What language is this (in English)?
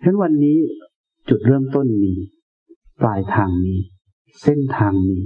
Thai